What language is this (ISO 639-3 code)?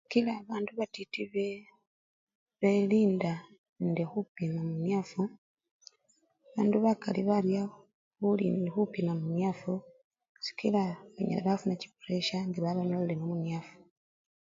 luy